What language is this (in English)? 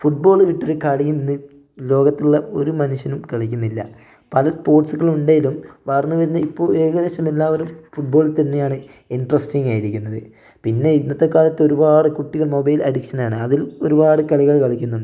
Malayalam